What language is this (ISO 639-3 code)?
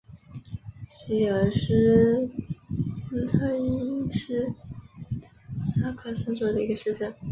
zho